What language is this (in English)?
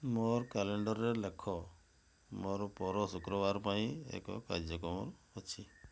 Odia